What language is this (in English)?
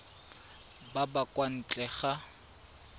Tswana